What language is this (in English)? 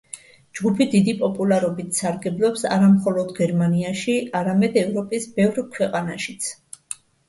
Georgian